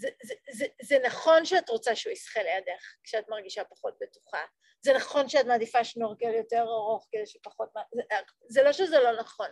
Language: Hebrew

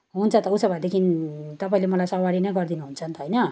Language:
Nepali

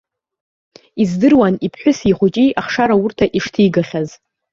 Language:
Abkhazian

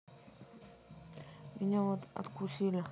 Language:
Russian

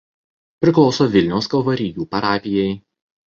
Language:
Lithuanian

